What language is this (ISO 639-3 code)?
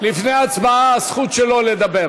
heb